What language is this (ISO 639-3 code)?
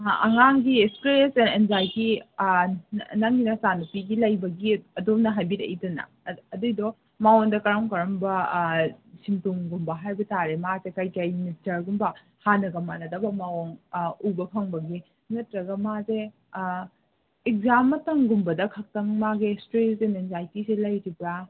mni